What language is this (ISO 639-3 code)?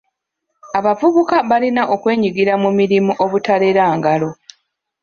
lug